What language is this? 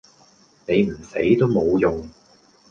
Cantonese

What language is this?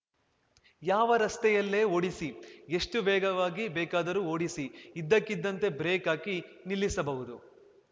Kannada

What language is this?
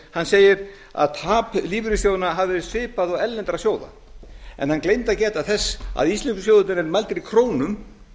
Icelandic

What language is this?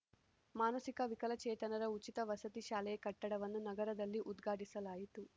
Kannada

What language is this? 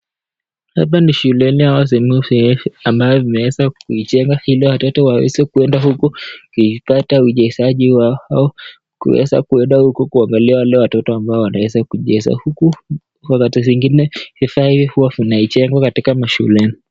Swahili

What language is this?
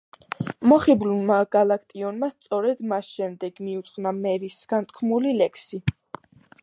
Georgian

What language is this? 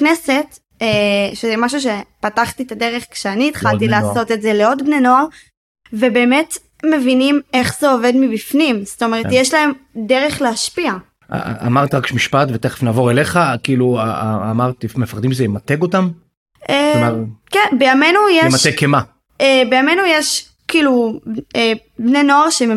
Hebrew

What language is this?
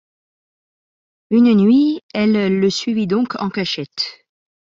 French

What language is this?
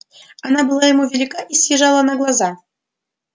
Russian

